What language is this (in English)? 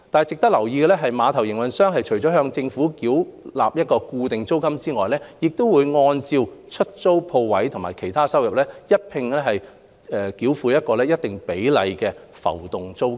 Cantonese